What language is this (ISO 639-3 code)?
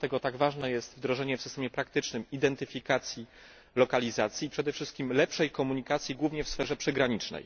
pol